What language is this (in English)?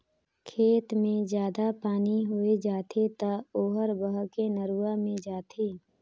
Chhattisgarhi